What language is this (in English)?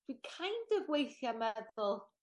Welsh